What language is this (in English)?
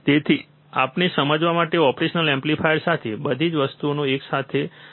Gujarati